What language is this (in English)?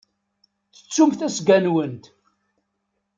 Kabyle